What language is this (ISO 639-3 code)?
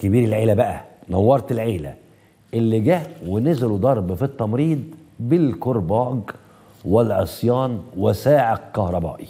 ara